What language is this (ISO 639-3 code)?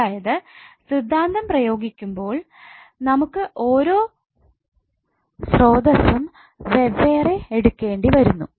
mal